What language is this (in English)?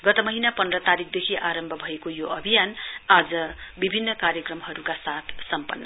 Nepali